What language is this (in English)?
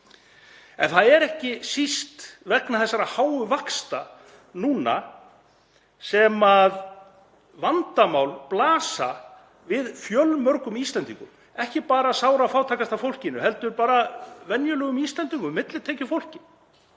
Icelandic